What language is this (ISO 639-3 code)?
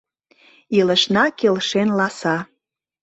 chm